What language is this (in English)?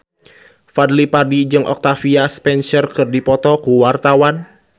Sundanese